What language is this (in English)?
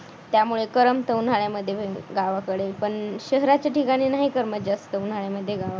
Marathi